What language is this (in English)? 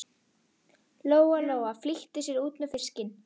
Icelandic